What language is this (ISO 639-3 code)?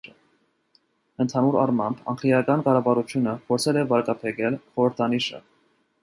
hye